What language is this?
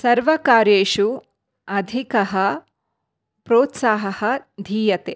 Sanskrit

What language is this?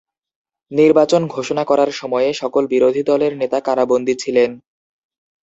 Bangla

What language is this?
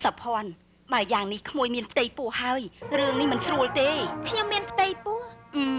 Thai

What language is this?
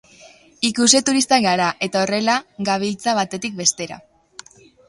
Basque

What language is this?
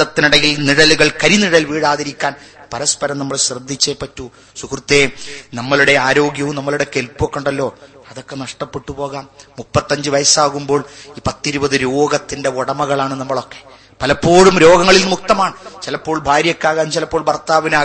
Malayalam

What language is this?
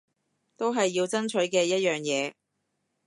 Cantonese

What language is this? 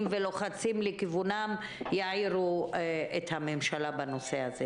Hebrew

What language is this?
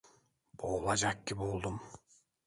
Turkish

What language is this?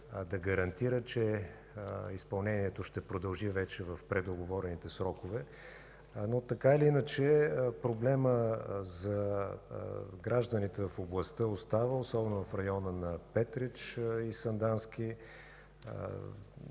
Bulgarian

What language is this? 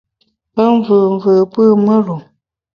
Bamun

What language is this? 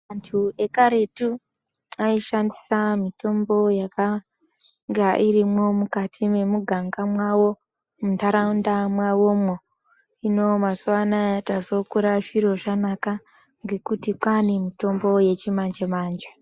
Ndau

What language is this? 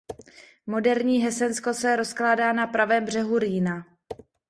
Czech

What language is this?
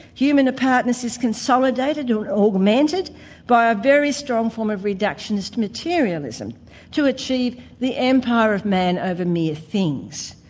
English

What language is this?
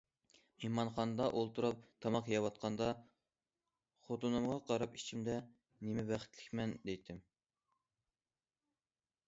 Uyghur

